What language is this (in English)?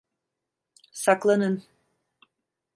Turkish